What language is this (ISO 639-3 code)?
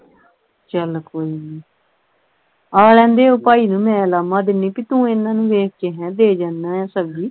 pan